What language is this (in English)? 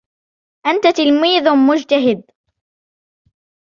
Arabic